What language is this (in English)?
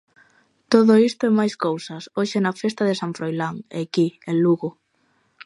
Galician